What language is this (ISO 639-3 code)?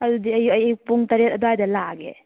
mni